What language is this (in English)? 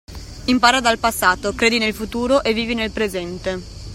Italian